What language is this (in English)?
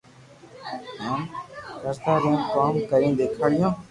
Loarki